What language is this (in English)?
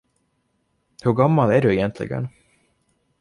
Swedish